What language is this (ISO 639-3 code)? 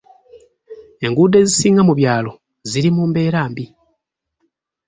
lug